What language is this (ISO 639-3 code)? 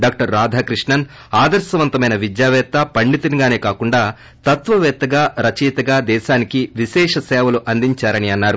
tel